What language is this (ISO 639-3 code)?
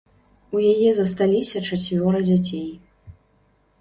bel